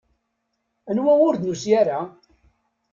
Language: Kabyle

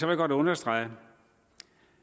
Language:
Danish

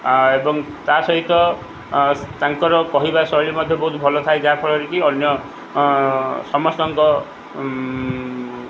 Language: Odia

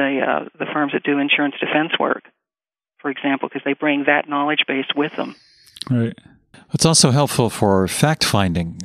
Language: English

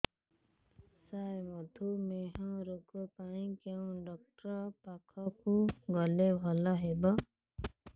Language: Odia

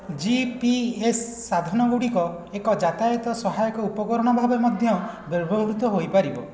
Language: Odia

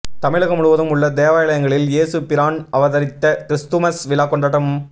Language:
Tamil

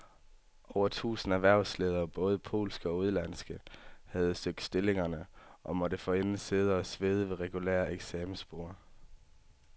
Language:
Danish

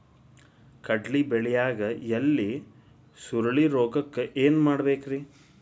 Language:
Kannada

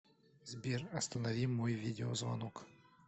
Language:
Russian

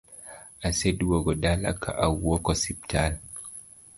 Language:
Luo (Kenya and Tanzania)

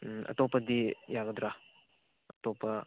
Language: Manipuri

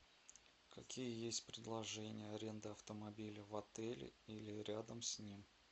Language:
Russian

